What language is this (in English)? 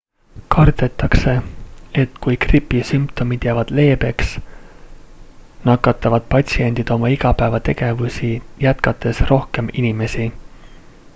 Estonian